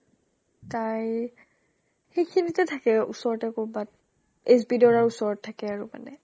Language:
Assamese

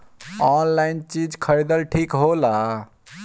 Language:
Bhojpuri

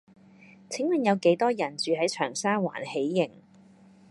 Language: Cantonese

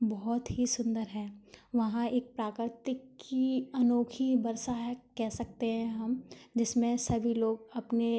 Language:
Hindi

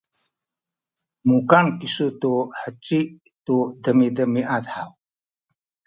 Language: Sakizaya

